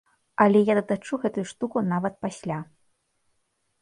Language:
Belarusian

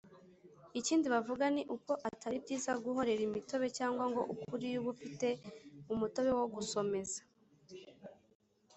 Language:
Kinyarwanda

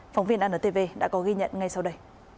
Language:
Vietnamese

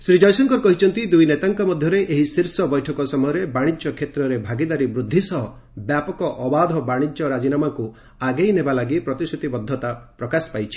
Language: Odia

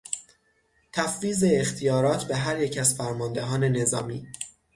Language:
Persian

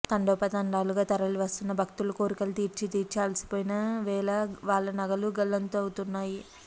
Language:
Telugu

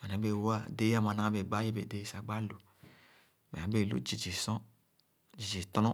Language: Khana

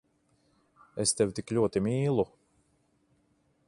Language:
Latvian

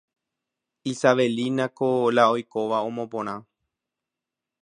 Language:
Guarani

